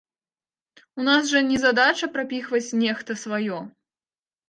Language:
Belarusian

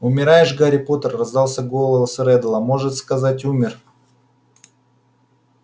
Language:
Russian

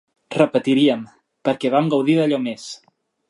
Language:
Catalan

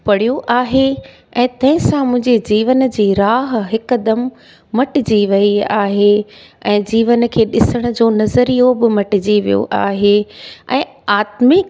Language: Sindhi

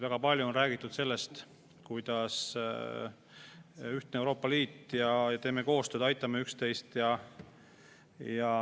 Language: Estonian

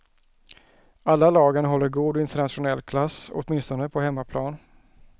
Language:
Swedish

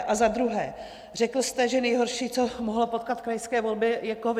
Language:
Czech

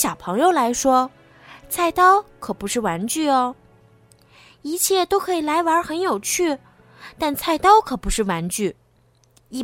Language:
Chinese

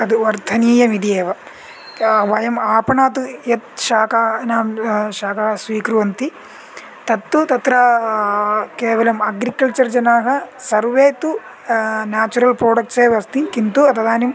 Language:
Sanskrit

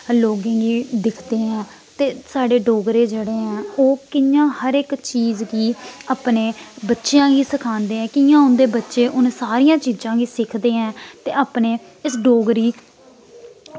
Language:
Dogri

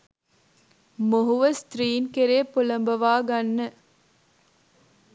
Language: Sinhala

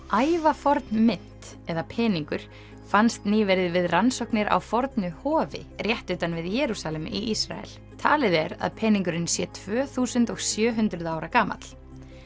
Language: Icelandic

